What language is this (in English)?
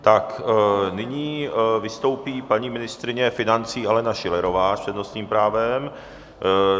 Czech